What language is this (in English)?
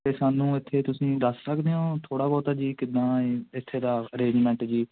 Punjabi